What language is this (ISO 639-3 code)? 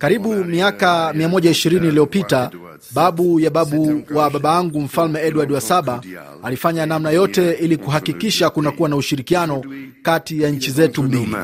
swa